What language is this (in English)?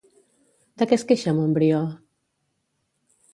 Catalan